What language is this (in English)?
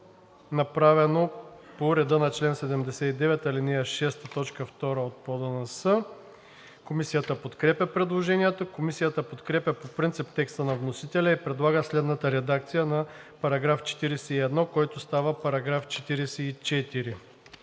Bulgarian